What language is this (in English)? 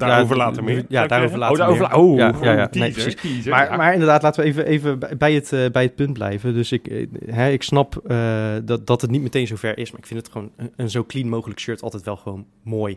Dutch